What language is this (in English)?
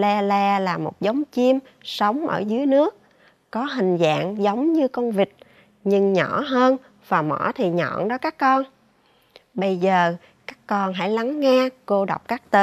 Vietnamese